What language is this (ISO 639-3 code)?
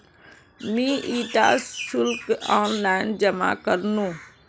mag